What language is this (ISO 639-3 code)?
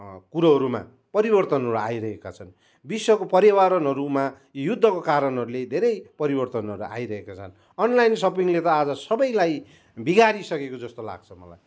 nep